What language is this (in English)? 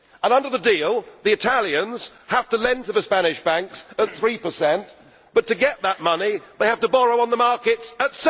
English